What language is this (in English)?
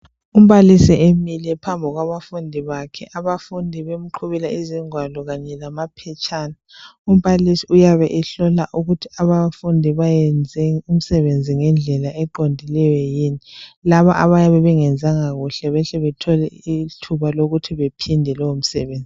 North Ndebele